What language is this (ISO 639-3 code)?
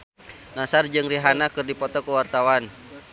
sun